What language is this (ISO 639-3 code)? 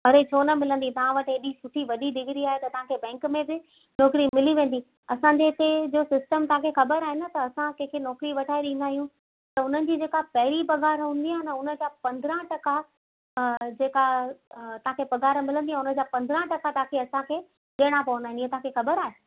snd